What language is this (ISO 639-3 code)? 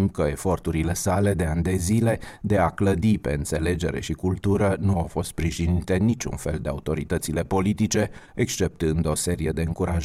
ron